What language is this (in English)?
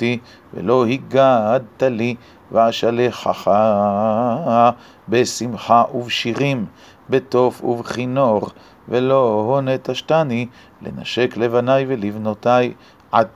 Hebrew